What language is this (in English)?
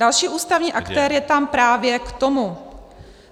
Czech